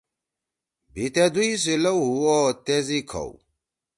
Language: Torwali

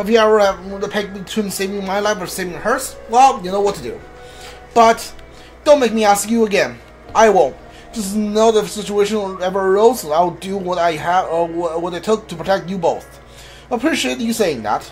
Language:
English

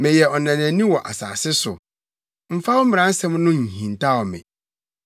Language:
Akan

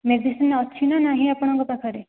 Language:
Odia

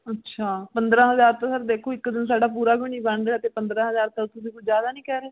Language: Punjabi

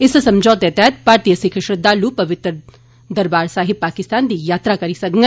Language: Dogri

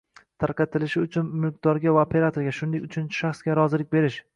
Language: Uzbek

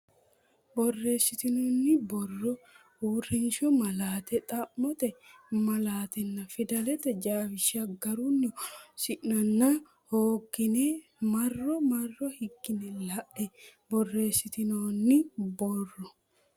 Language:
Sidamo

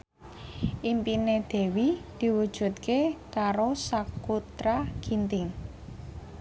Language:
Javanese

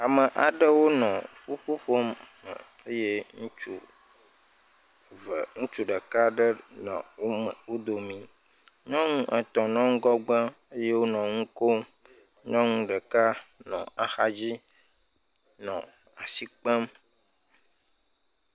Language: Ewe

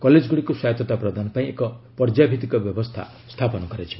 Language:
Odia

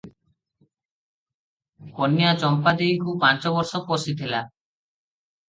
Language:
Odia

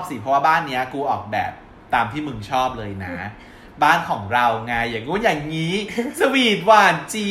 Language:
Thai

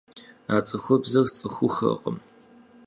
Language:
Kabardian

